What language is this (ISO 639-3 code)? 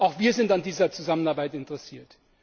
deu